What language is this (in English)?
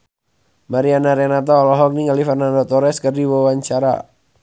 Sundanese